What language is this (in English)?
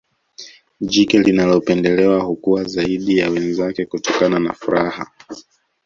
Swahili